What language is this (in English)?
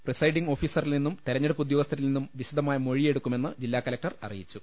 Malayalam